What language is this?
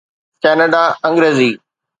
Sindhi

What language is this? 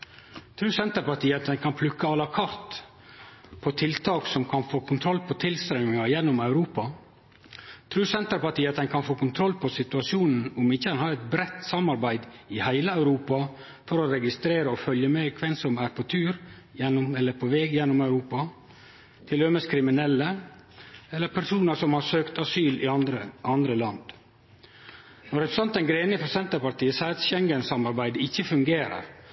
Norwegian Nynorsk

